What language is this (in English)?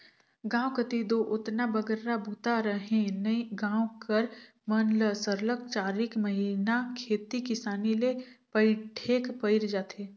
Chhattisgarhi